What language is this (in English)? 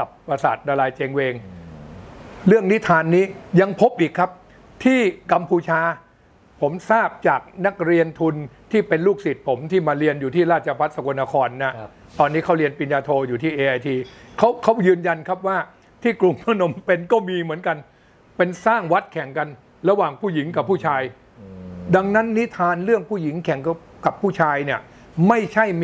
Thai